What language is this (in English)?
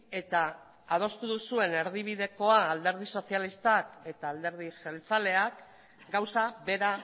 Basque